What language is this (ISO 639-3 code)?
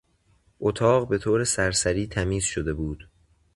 fas